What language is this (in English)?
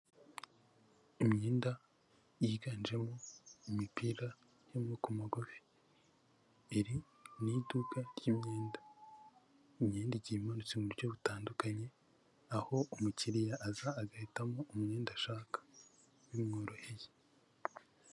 Kinyarwanda